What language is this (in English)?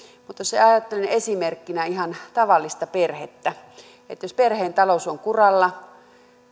Finnish